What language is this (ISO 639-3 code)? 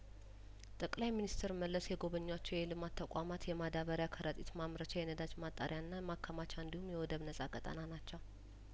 amh